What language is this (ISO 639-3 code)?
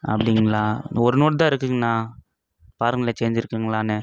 tam